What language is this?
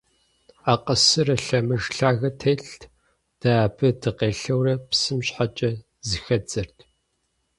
Kabardian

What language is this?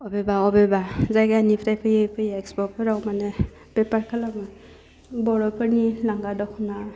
Bodo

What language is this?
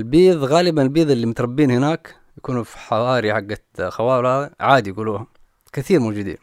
Arabic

